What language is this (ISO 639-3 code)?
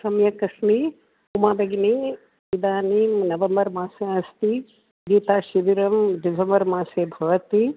san